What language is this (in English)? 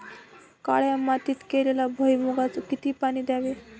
Marathi